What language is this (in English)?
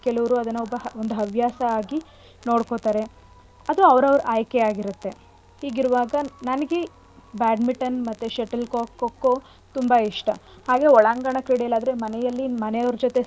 Kannada